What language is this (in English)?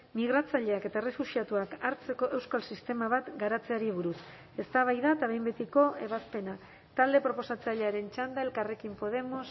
Basque